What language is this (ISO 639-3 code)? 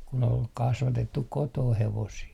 fin